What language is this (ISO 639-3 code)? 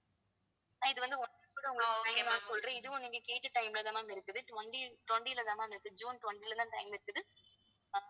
tam